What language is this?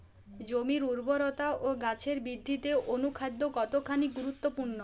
Bangla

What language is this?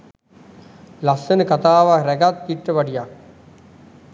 Sinhala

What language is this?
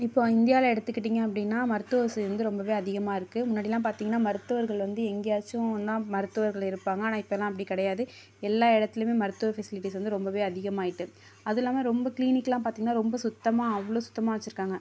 Tamil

